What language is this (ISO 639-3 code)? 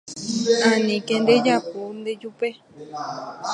grn